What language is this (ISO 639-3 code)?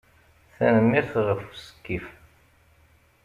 kab